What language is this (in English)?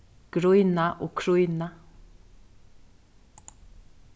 Faroese